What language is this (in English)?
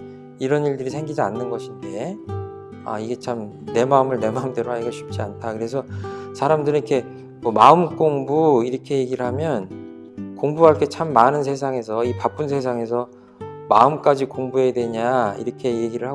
Korean